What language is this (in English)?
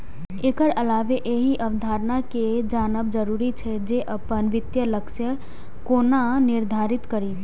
Maithili